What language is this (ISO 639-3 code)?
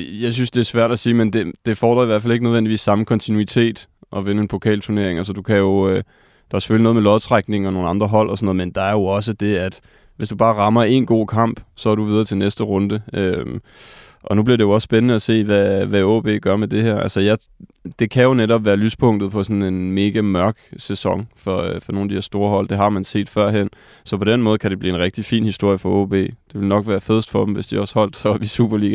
dan